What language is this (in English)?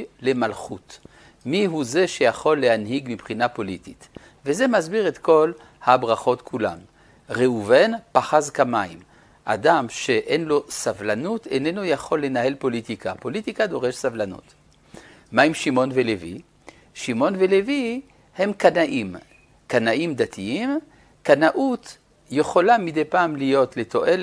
Hebrew